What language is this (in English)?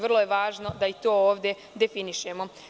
Serbian